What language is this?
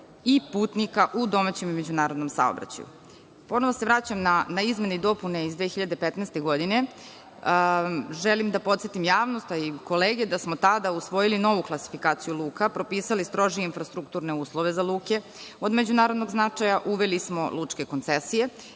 Serbian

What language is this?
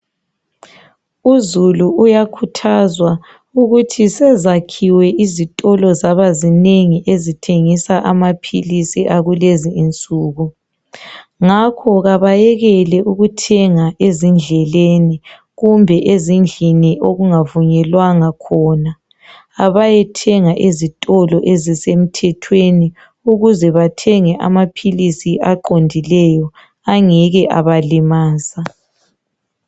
North Ndebele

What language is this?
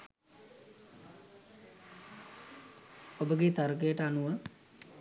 Sinhala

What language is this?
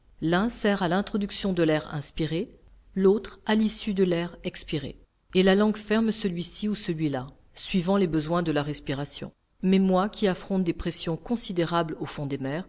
French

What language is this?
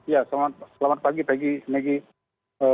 Indonesian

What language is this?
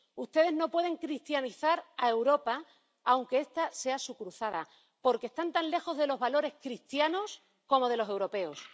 Spanish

